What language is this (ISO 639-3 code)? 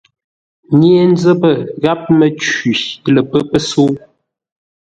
nla